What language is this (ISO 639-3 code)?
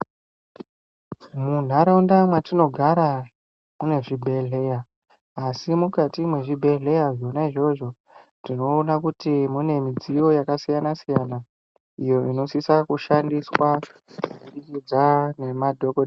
ndc